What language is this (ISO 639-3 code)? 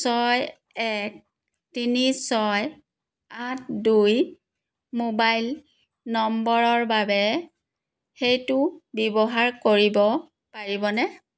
asm